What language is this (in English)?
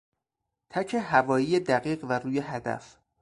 Persian